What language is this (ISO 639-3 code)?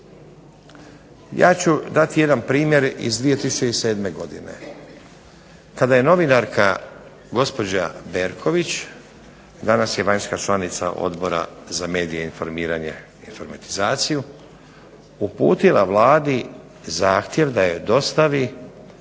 hrv